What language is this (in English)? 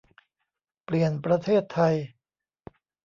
Thai